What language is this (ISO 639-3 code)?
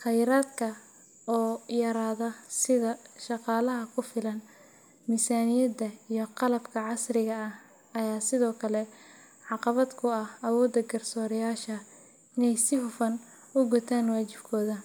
som